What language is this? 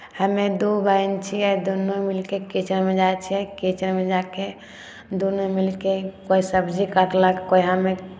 Maithili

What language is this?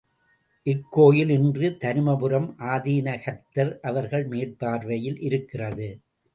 Tamil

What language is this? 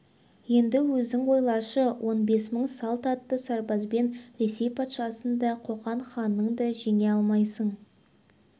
Kazakh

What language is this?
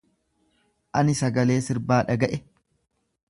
Oromo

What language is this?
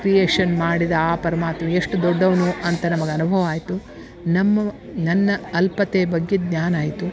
Kannada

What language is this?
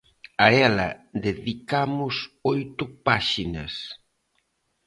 Galician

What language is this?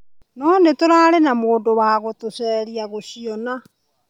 Kikuyu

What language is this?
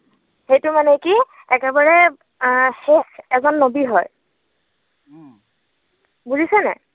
Assamese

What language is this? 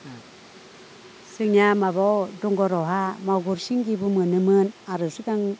Bodo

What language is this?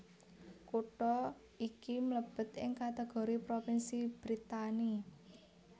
Javanese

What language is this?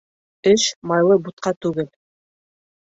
Bashkir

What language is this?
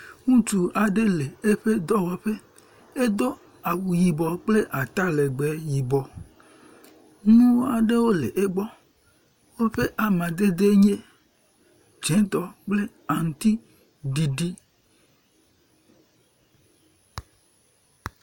Ewe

